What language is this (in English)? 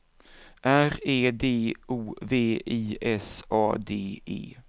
Swedish